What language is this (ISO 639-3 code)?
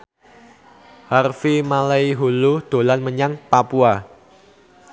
jav